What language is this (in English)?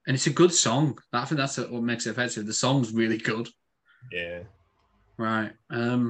English